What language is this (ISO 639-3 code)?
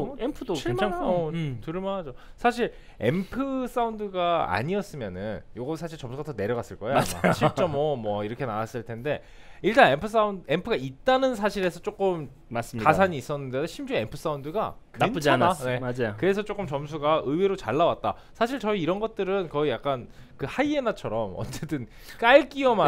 kor